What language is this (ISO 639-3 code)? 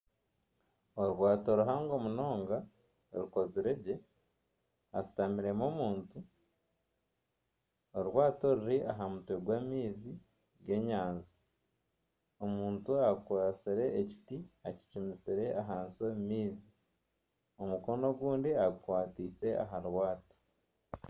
nyn